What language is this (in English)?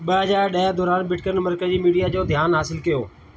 Sindhi